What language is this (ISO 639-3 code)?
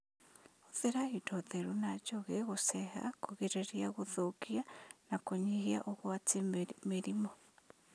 kik